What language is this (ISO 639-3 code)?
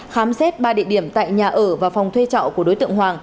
vie